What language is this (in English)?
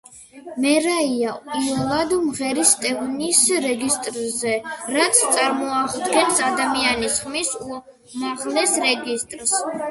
Georgian